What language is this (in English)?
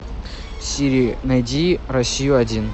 Russian